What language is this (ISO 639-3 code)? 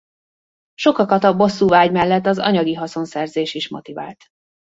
hun